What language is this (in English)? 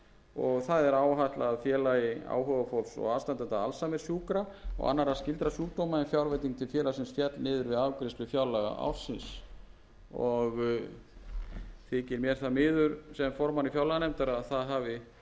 Icelandic